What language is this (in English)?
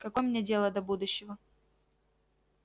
Russian